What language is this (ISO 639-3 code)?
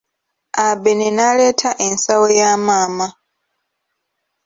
lug